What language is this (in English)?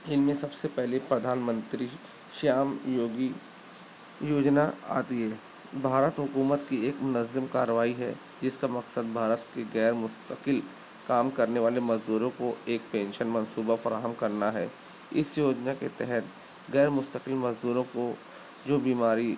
Urdu